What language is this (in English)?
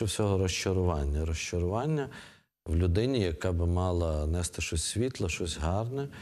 Ukrainian